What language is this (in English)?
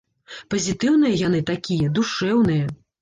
Belarusian